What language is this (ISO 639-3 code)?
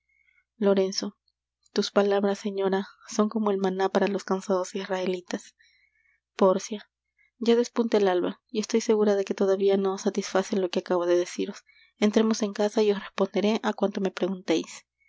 spa